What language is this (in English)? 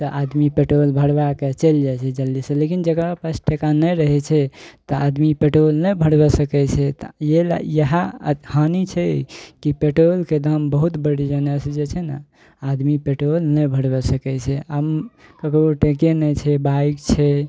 Maithili